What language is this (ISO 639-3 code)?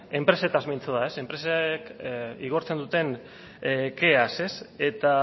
eus